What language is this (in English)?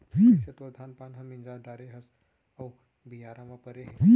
Chhattisgarhi